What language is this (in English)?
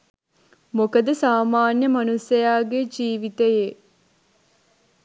Sinhala